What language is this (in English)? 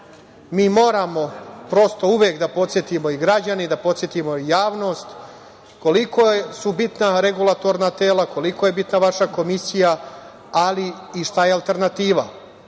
Serbian